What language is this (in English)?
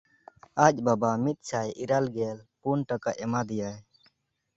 Santali